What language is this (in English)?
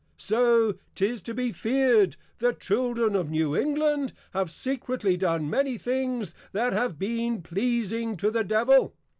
English